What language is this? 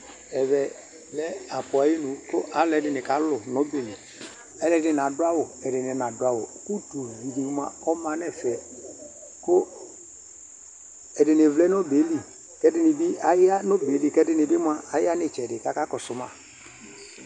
Ikposo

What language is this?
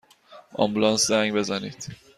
Persian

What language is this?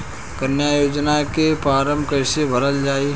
Bhojpuri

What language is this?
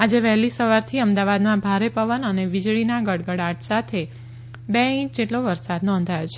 Gujarati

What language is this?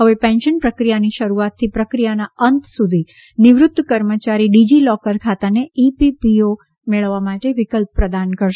Gujarati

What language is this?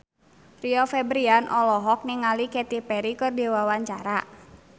Sundanese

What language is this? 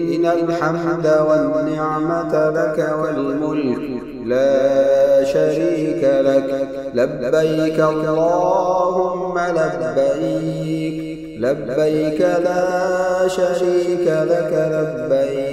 Arabic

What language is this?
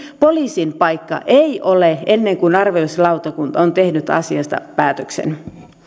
Finnish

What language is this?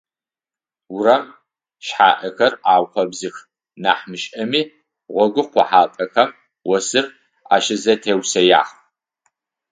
Adyghe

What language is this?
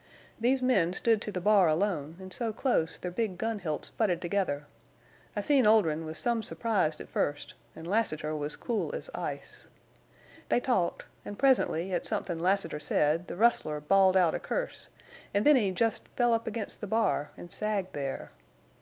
English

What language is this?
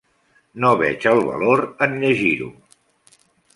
Catalan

